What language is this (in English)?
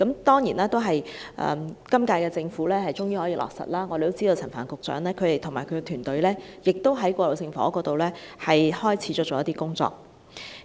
Cantonese